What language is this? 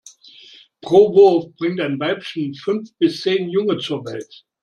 German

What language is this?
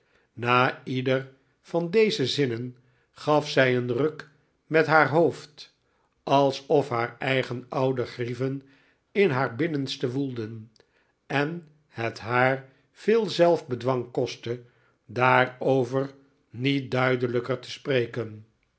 Dutch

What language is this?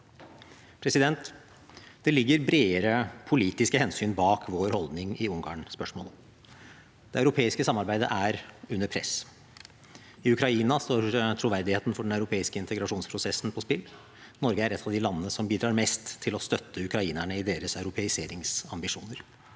Norwegian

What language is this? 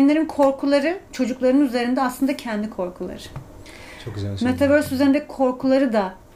Turkish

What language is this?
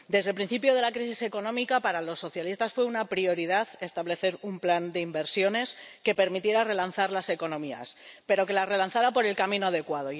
Spanish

